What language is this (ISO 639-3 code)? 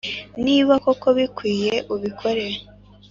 kin